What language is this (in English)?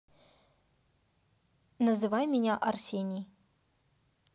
Russian